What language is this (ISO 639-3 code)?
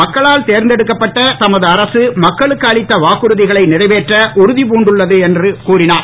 tam